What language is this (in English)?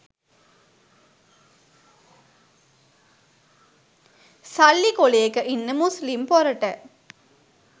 Sinhala